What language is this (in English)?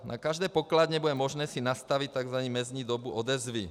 Czech